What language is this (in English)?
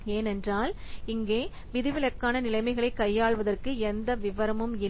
Tamil